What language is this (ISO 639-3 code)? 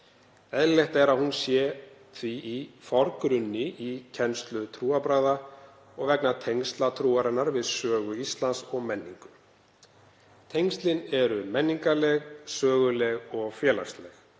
isl